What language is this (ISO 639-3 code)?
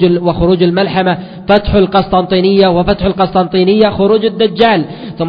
ara